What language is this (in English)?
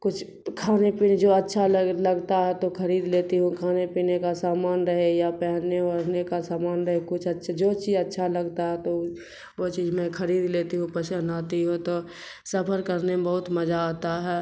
Urdu